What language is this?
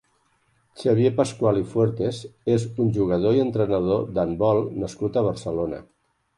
Catalan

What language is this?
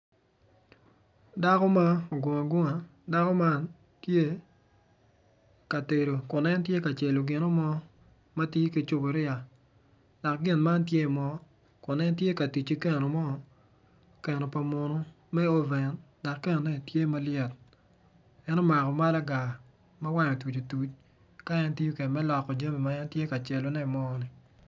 Acoli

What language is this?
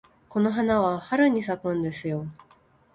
Japanese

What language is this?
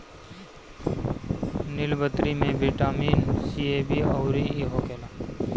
Bhojpuri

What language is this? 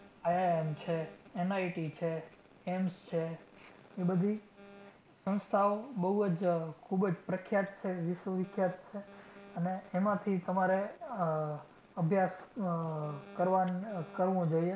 Gujarati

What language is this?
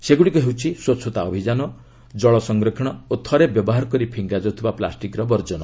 Odia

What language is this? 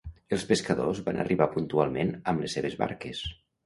Catalan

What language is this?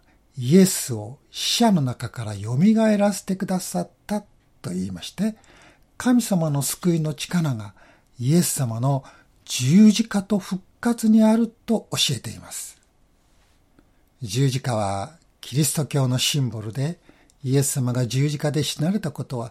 Japanese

